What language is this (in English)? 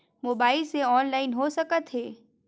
Chhattisgarhi